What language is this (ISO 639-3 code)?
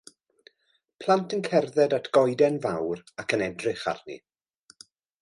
cym